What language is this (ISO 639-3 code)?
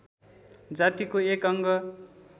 nep